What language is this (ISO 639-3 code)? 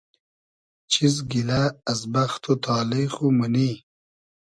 haz